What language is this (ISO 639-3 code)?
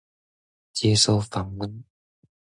zho